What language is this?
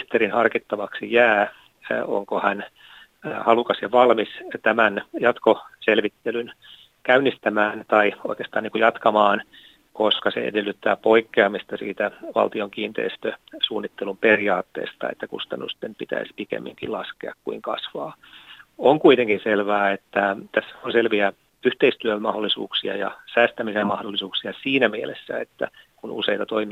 Finnish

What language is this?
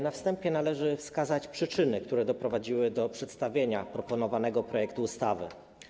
Polish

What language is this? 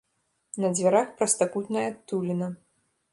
Belarusian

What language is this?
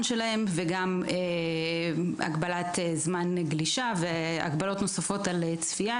Hebrew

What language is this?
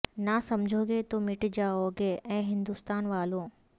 Urdu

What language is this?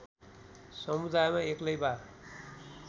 Nepali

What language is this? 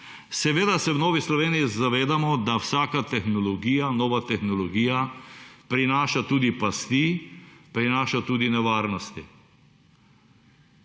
Slovenian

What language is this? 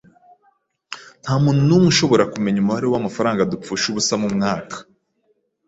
Kinyarwanda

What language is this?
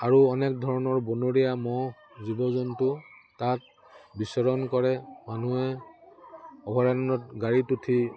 Assamese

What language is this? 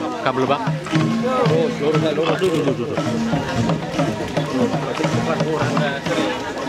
Indonesian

